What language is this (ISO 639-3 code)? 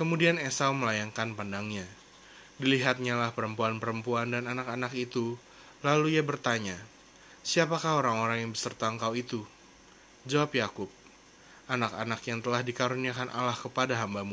ind